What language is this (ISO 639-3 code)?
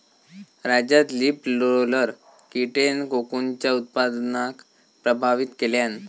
mar